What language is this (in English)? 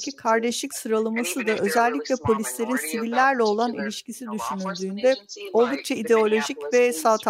Turkish